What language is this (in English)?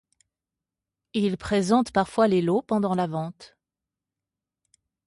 French